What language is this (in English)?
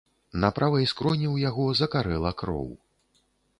Belarusian